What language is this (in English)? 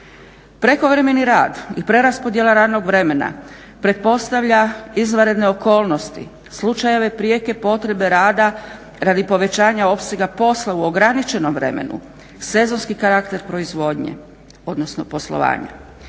Croatian